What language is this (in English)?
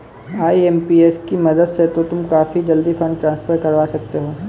Hindi